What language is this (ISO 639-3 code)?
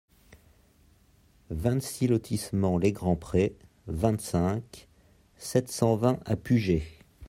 fra